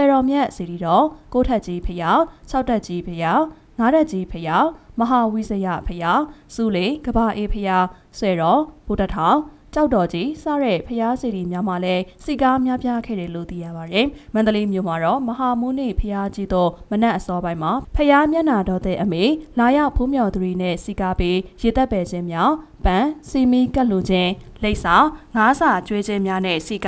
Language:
Korean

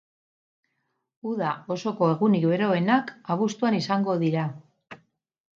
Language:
Basque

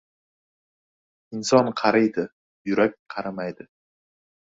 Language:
Uzbek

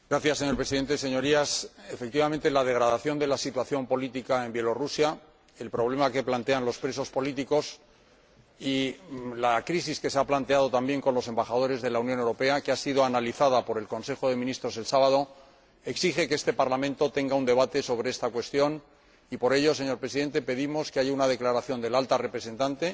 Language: Spanish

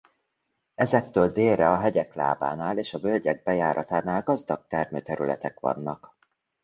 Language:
Hungarian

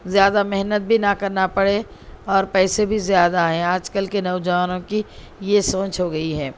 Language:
Urdu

